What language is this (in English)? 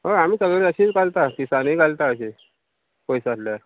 Konkani